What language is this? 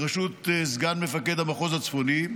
Hebrew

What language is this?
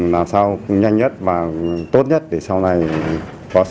Vietnamese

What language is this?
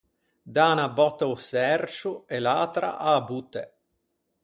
Ligurian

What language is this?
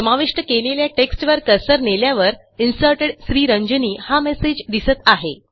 Marathi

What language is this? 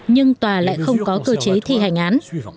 Vietnamese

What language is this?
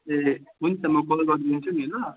Nepali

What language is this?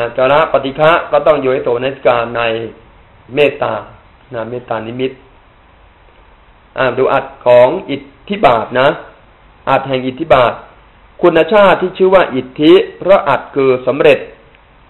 Thai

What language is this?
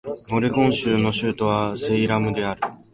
Japanese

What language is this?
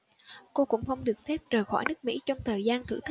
Vietnamese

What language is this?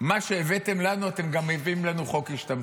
Hebrew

